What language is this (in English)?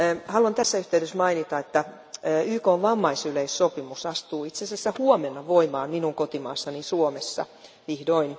Finnish